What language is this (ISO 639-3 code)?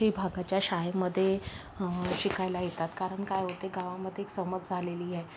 mar